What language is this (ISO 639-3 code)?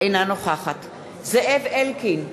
heb